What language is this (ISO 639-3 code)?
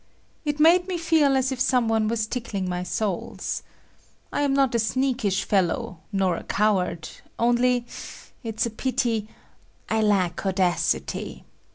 eng